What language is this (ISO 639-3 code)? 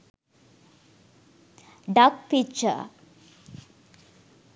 sin